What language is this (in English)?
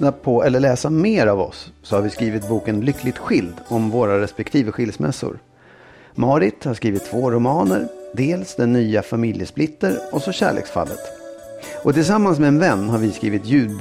Swedish